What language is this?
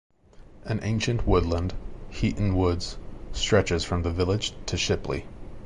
English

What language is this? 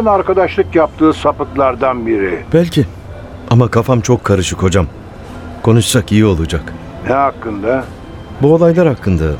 Turkish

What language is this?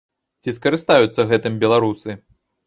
Belarusian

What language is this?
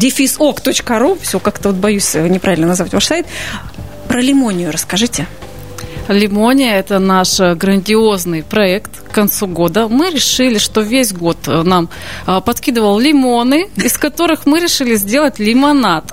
Russian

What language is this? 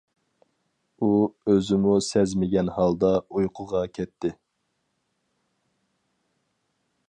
Uyghur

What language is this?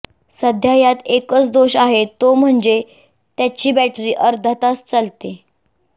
Marathi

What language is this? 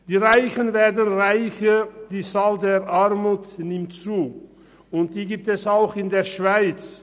Swiss German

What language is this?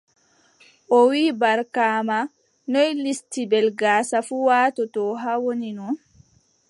Adamawa Fulfulde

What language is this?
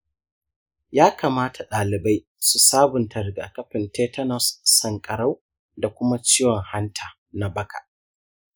Hausa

